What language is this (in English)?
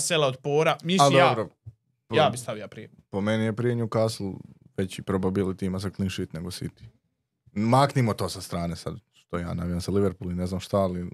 Croatian